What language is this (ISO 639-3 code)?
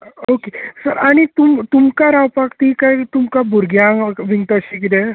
kok